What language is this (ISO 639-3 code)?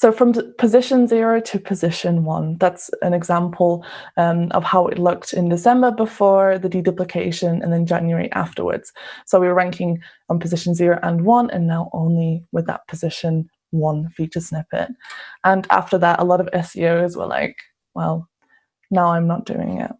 eng